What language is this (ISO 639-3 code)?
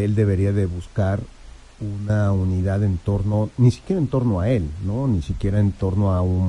spa